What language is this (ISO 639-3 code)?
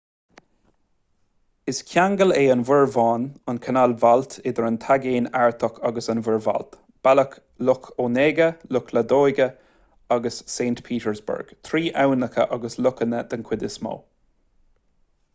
gle